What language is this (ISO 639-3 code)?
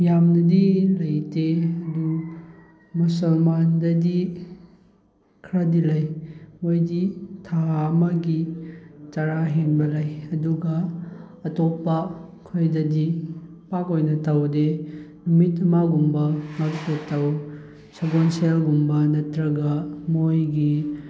mni